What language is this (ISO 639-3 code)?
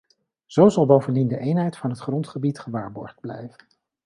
nld